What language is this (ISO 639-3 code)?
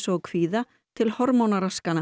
isl